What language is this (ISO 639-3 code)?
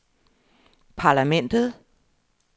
dan